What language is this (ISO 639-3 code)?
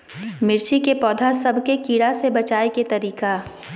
mag